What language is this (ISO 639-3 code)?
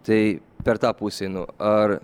lit